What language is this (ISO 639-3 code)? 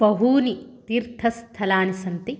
san